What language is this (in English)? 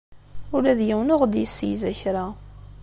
Kabyle